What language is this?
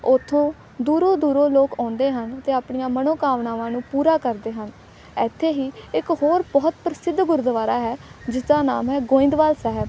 Punjabi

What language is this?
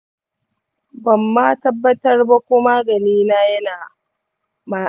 Hausa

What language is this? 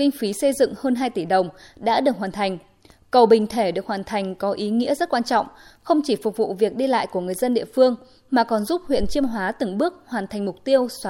Vietnamese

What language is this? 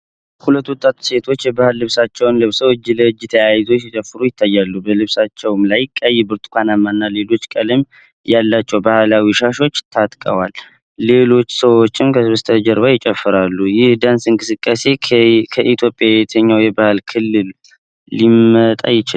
Amharic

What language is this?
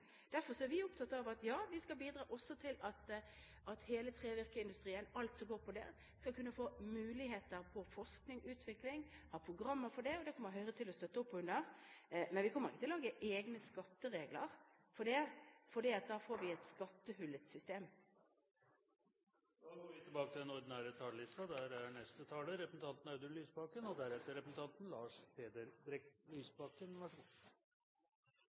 Norwegian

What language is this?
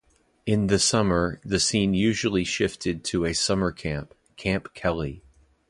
English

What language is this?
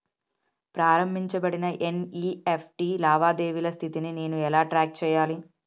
Telugu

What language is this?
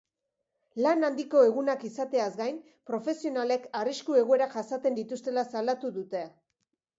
Basque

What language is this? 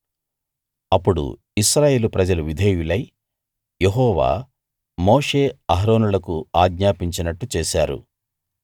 Telugu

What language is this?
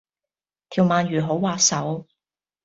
Cantonese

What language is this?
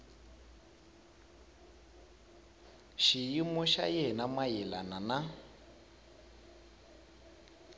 Tsonga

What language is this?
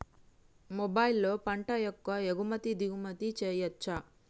Telugu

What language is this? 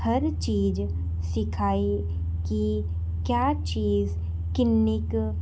Punjabi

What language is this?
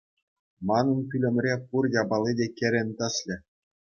Chuvash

